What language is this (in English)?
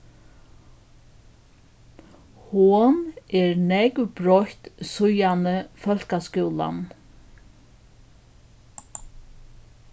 Faroese